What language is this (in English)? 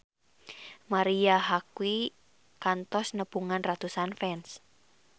Sundanese